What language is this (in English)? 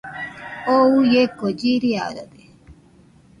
Nüpode Huitoto